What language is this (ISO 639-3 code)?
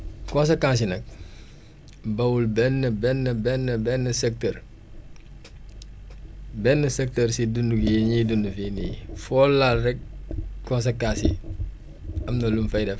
wol